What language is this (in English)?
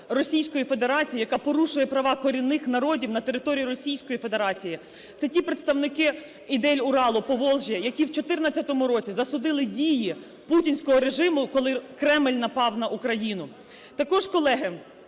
Ukrainian